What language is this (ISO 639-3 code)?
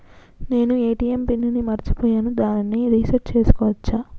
tel